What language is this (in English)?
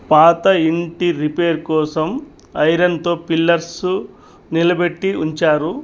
Telugu